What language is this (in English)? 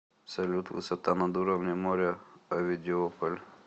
Russian